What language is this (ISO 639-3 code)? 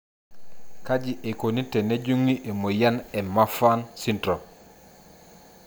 mas